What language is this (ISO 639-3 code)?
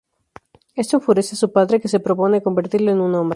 spa